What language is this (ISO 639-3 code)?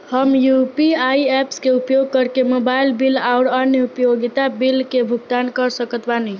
bho